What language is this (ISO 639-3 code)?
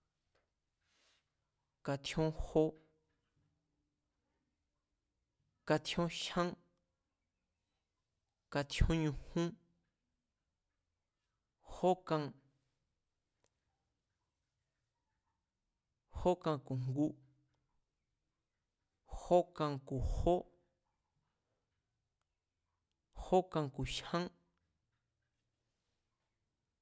vmz